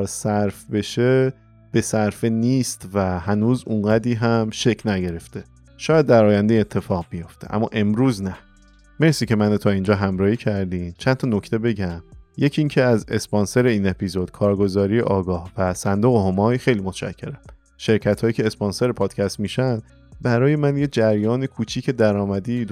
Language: Persian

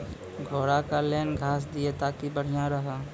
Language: Maithili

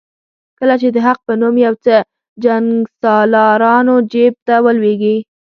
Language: Pashto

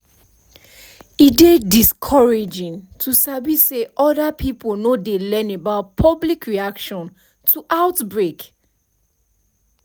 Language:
Nigerian Pidgin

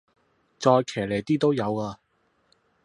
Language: Cantonese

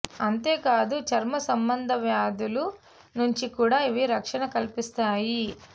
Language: Telugu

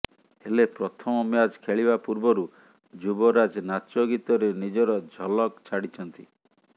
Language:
Odia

